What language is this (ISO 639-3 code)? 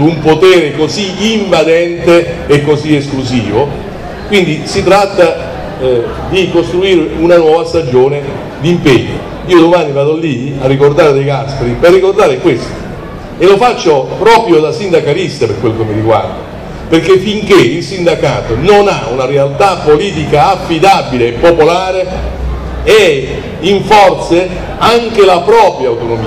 ita